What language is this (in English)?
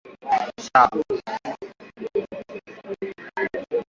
Swahili